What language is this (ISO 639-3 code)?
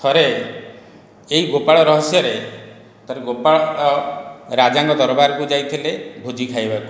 ori